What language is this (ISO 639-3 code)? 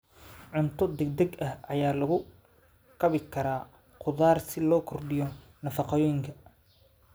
som